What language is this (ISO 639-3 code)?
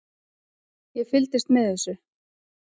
isl